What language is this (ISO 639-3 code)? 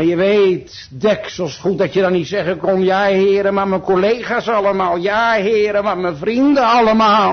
nld